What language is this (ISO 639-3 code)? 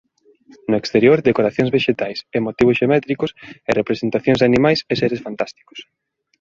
glg